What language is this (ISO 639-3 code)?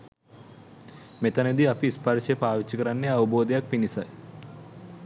sin